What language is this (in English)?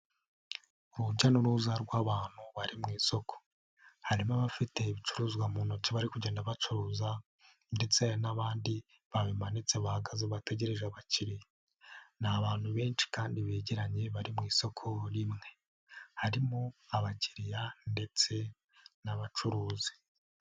Kinyarwanda